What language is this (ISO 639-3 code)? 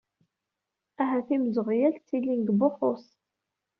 kab